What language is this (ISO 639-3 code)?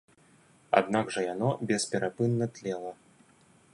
bel